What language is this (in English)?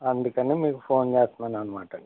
Telugu